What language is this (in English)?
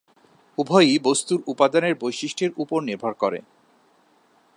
Bangla